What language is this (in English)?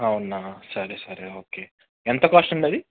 Telugu